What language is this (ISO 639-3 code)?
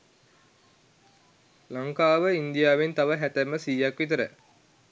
sin